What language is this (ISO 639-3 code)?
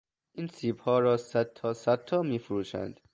fas